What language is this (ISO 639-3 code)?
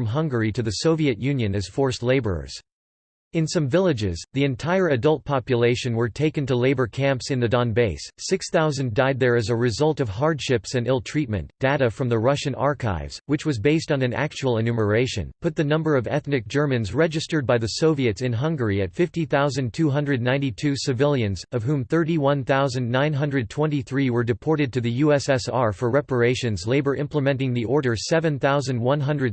eng